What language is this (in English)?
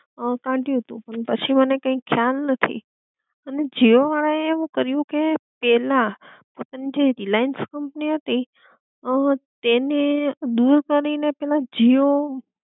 Gujarati